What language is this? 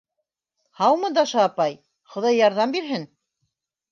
Bashkir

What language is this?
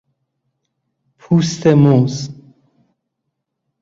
Persian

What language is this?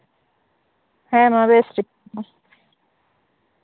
Santali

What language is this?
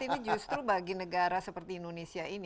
Indonesian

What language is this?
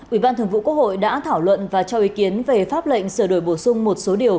Vietnamese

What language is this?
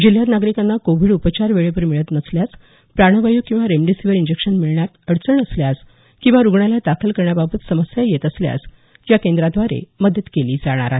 Marathi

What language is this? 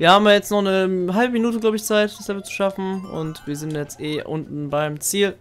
German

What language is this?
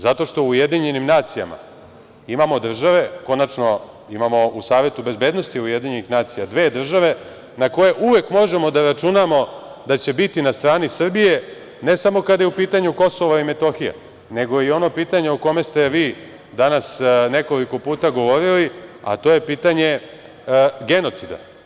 Serbian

